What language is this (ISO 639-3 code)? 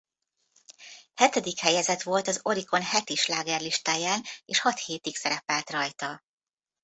hun